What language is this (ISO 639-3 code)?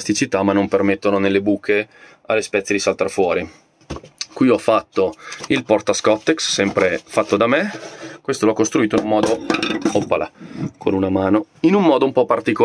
ita